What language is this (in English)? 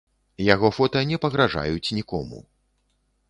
Belarusian